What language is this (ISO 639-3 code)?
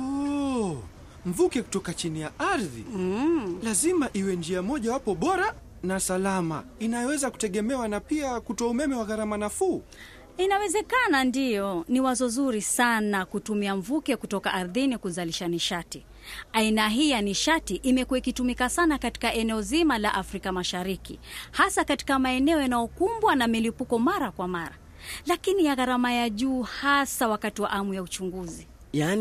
swa